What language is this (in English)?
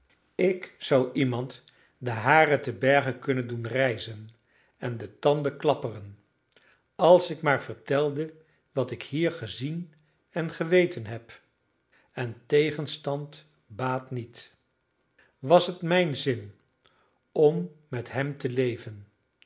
Dutch